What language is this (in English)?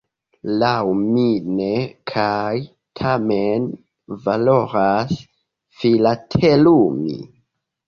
Esperanto